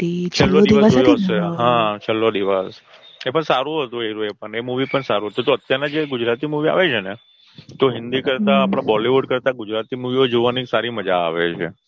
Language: Gujarati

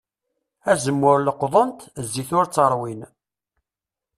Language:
Kabyle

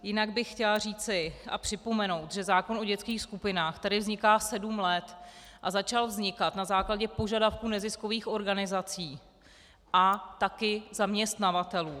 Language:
Czech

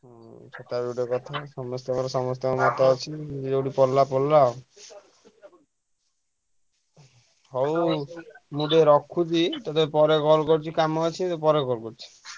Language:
Odia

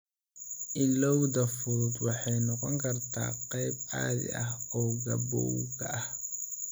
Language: Somali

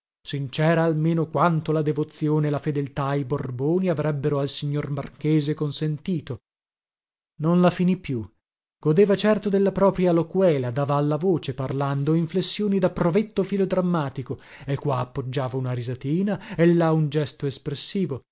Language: Italian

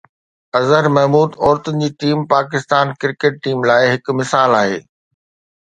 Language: Sindhi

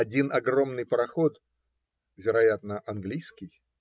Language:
Russian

